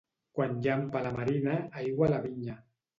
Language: Catalan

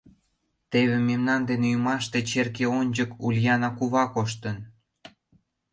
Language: Mari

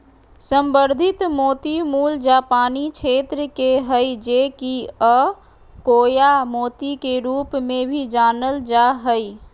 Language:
Magahi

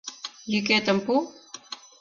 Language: Mari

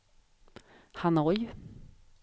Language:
Swedish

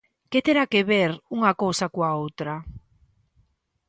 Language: Galician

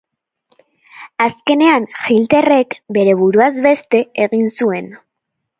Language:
Basque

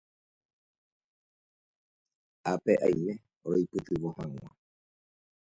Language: Guarani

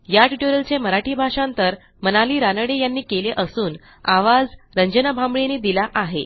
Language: Marathi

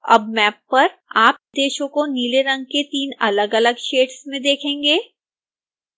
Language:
Hindi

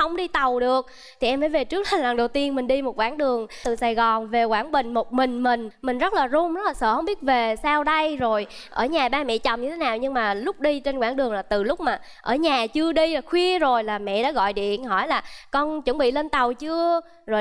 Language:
Vietnamese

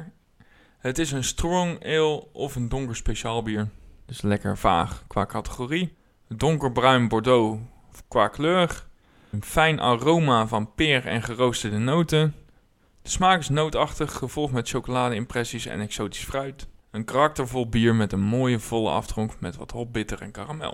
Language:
Dutch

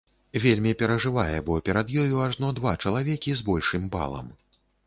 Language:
Belarusian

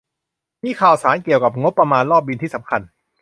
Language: Thai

